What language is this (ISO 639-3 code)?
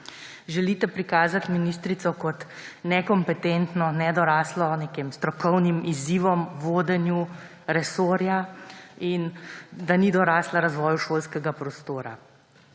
slv